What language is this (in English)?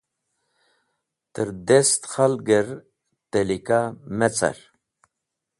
Wakhi